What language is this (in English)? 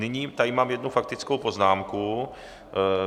Czech